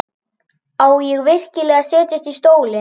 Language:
Icelandic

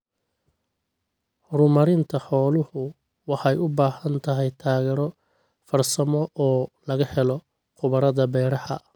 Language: Somali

